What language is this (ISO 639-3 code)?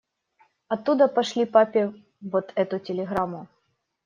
rus